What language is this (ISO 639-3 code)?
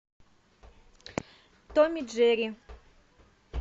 rus